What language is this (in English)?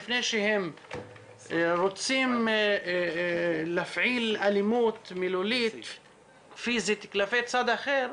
Hebrew